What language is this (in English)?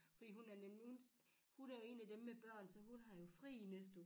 Danish